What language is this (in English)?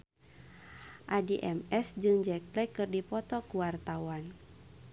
Sundanese